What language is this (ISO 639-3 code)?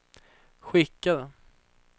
swe